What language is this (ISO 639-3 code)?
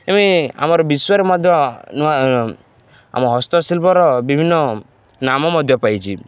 ori